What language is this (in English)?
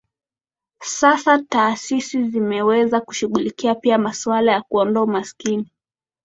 Swahili